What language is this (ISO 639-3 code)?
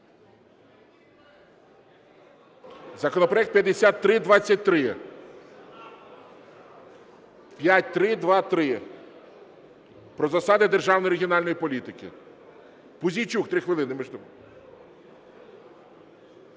ukr